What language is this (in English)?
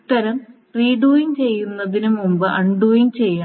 Malayalam